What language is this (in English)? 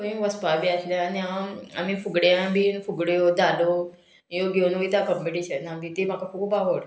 Konkani